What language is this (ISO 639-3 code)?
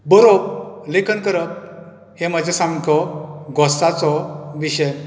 kok